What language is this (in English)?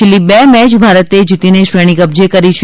Gujarati